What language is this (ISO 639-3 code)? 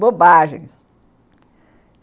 por